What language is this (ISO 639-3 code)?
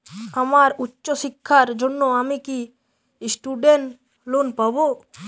ben